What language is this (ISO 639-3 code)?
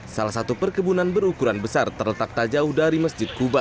ind